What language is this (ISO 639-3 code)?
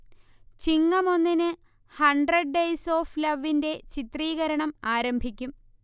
mal